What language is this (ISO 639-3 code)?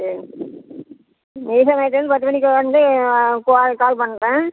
tam